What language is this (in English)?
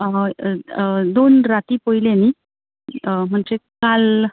Konkani